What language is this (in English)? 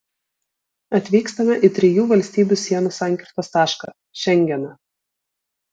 Lithuanian